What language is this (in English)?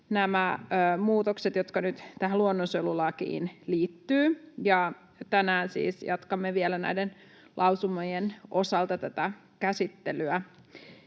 Finnish